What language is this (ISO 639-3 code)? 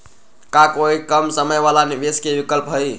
mag